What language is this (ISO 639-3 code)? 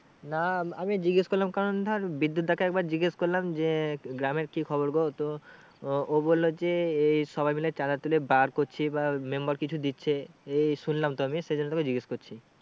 ben